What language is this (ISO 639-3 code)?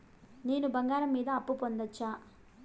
tel